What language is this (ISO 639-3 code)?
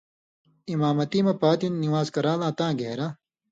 mvy